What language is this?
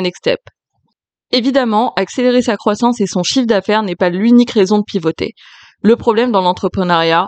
French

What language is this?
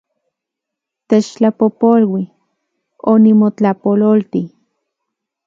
Central Puebla Nahuatl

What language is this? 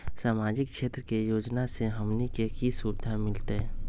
Magahi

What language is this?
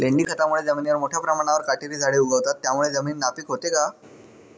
Marathi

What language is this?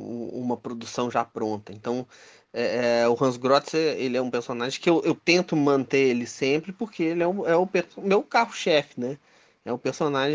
Portuguese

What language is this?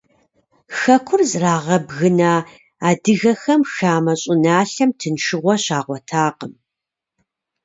Kabardian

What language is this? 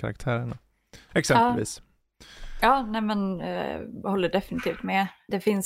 Swedish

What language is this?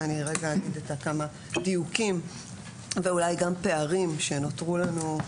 Hebrew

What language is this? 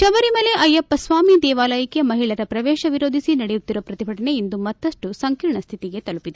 Kannada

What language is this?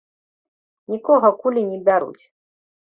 Belarusian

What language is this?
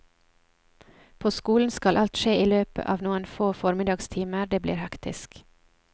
Norwegian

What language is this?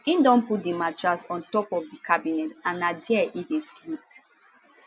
Nigerian Pidgin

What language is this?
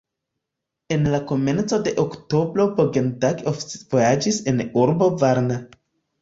Esperanto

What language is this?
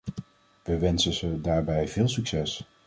Dutch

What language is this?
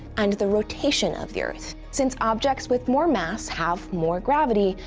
English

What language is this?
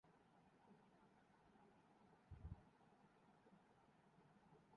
Urdu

